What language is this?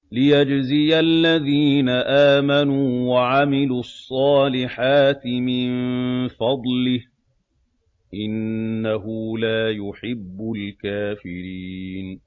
Arabic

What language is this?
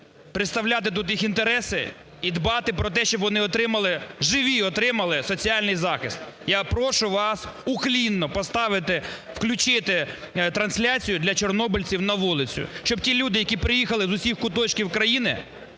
Ukrainian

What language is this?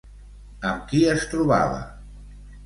Catalan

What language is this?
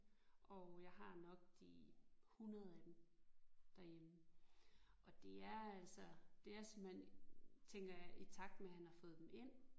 Danish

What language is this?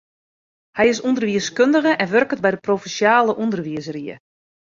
Western Frisian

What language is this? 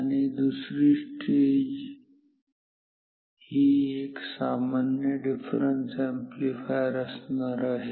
Marathi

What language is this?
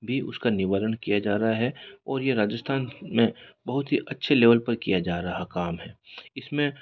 Hindi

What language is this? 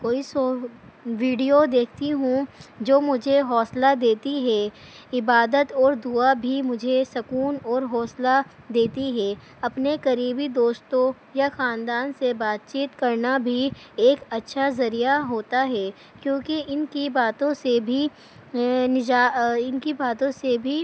Urdu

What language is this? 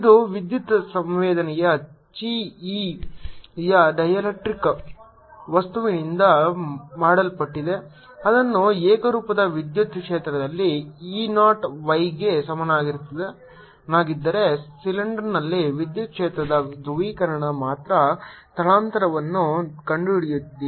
Kannada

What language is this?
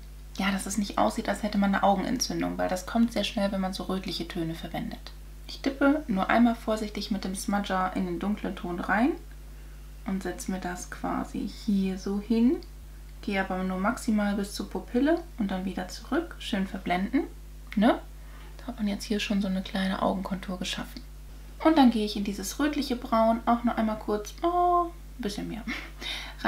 German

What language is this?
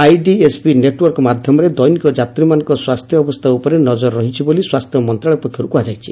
Odia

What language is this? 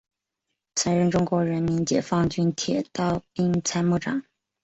Chinese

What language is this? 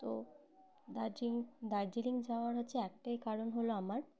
Bangla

